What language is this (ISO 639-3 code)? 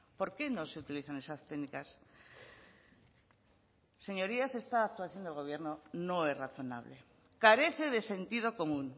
spa